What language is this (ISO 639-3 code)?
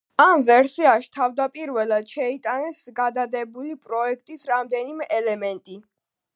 kat